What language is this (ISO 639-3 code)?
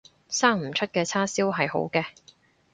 yue